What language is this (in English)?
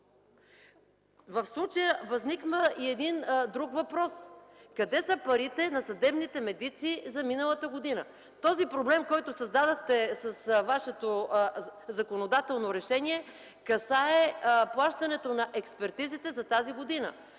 Bulgarian